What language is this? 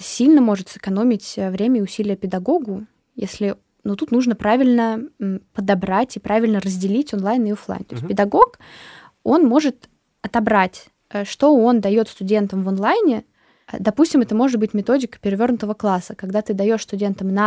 Russian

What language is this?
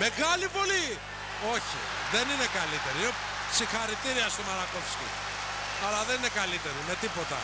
Greek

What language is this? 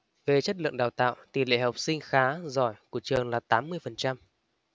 Vietnamese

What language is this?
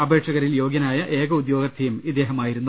Malayalam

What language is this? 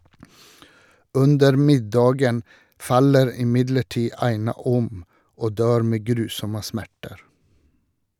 Norwegian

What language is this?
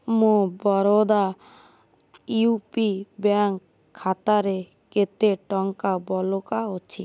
Odia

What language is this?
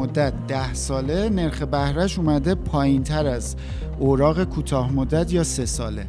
Persian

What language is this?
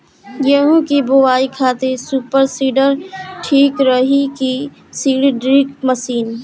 Bhojpuri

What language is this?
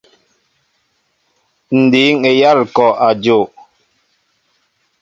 Mbo (Cameroon)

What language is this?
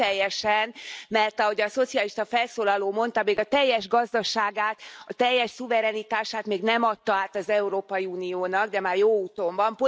Hungarian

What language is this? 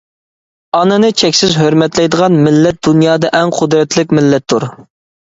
Uyghur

